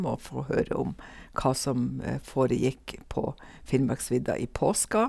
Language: Norwegian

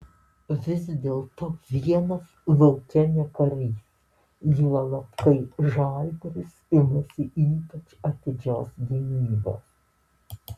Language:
Lithuanian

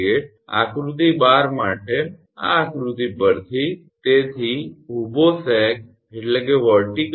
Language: Gujarati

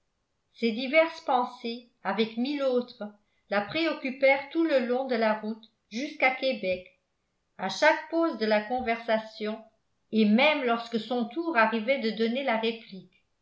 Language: French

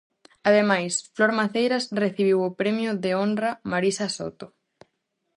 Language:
Galician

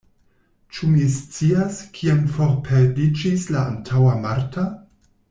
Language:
Esperanto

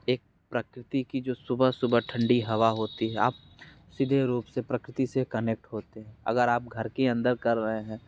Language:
Hindi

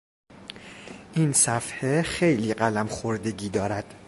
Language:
Persian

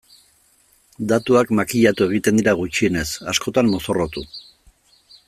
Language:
Basque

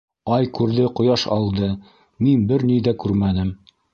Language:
Bashkir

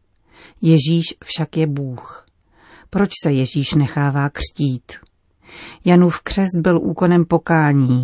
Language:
Czech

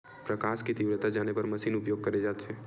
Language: Chhattisgarhi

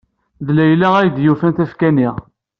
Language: Kabyle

